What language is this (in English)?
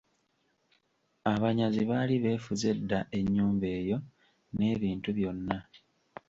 Ganda